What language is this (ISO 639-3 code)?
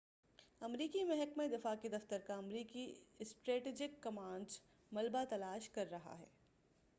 urd